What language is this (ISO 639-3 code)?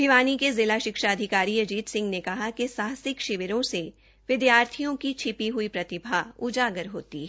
hin